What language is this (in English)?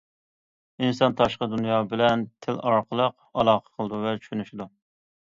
Uyghur